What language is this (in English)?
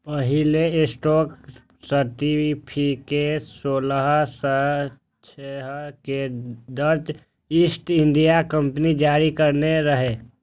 Maithili